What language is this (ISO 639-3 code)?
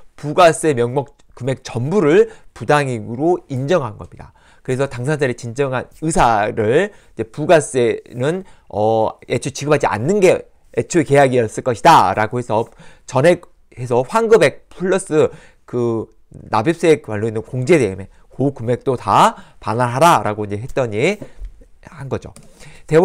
kor